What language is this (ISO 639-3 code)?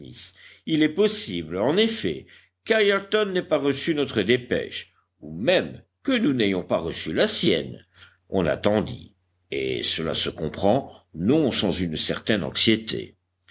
fra